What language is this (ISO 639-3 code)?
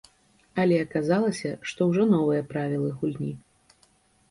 bel